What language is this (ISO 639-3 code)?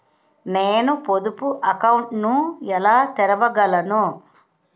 tel